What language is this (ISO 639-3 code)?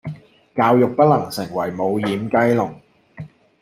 yue